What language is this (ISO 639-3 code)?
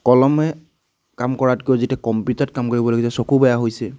asm